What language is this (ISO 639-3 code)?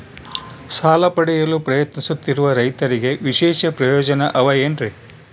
kan